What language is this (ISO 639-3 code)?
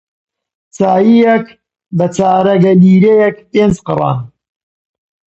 ckb